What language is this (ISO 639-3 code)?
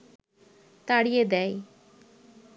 ben